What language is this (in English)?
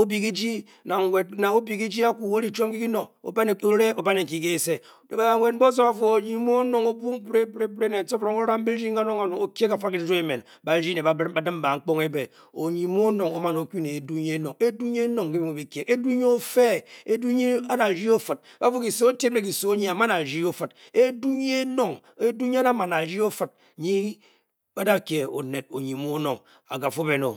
Bokyi